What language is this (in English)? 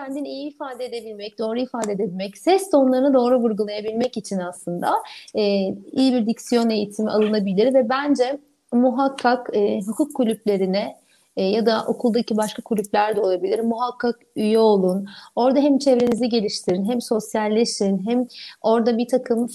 Turkish